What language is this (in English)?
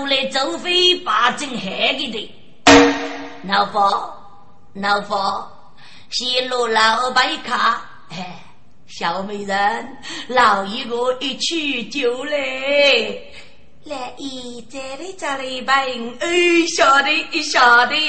Chinese